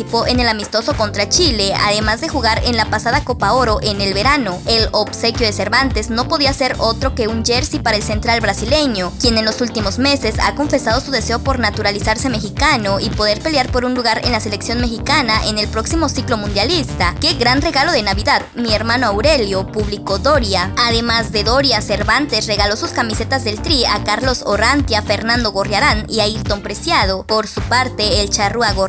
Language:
Spanish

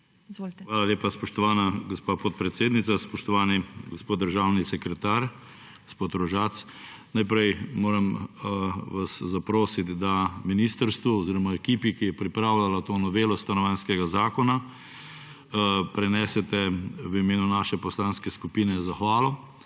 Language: Slovenian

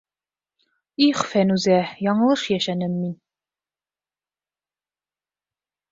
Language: Bashkir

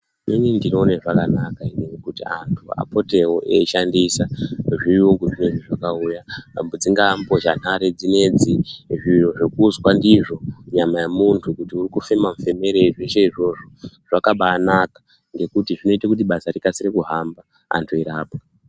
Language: Ndau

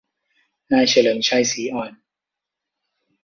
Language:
Thai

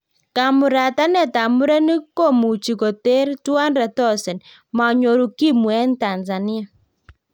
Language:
Kalenjin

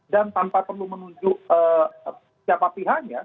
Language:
Indonesian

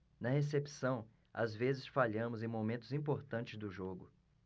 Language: Portuguese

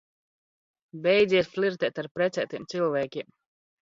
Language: Latvian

